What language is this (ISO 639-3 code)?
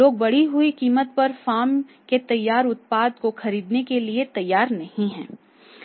hin